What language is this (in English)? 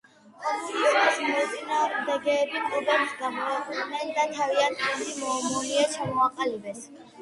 Georgian